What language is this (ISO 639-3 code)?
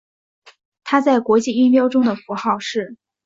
zho